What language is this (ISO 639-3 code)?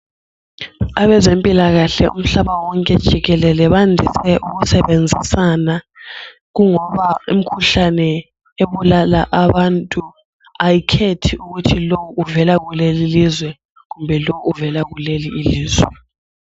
nde